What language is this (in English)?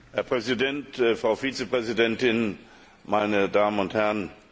German